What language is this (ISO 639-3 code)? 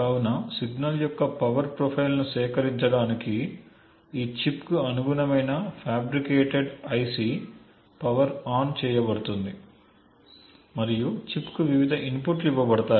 tel